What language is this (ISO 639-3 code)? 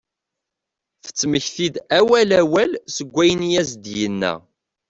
kab